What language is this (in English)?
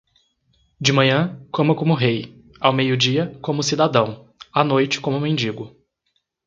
Portuguese